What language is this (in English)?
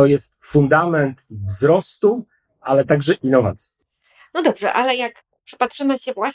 Polish